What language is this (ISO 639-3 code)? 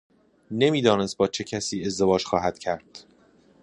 fas